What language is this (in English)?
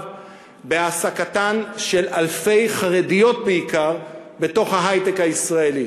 Hebrew